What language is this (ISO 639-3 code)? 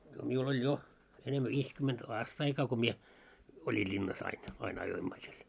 fin